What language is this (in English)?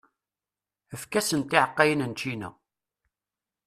Kabyle